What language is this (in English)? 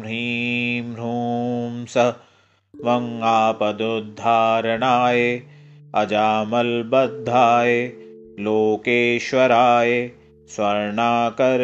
Hindi